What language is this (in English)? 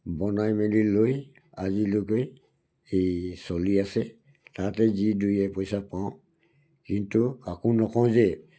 Assamese